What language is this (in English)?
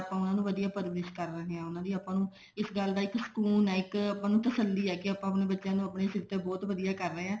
Punjabi